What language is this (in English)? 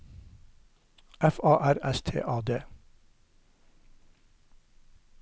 Norwegian